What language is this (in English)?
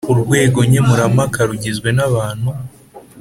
Kinyarwanda